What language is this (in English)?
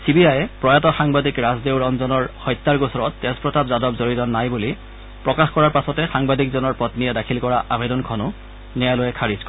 Assamese